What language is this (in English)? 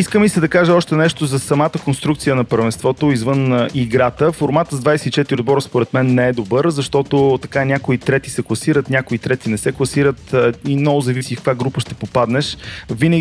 Bulgarian